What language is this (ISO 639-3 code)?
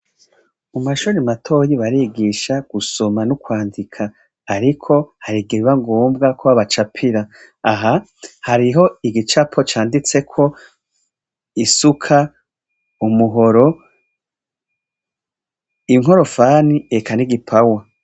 run